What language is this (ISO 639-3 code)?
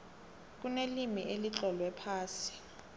nbl